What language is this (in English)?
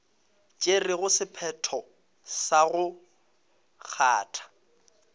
Northern Sotho